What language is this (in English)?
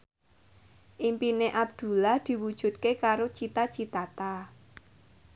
Javanese